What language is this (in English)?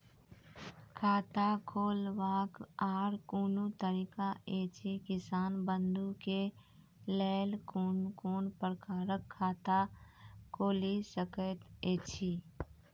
Maithili